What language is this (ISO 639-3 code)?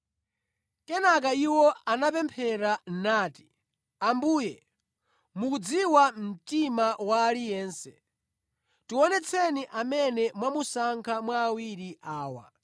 nya